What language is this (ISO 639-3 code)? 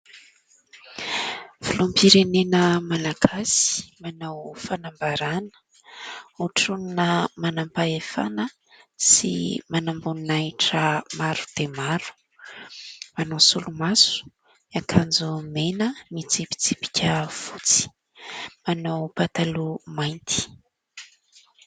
mlg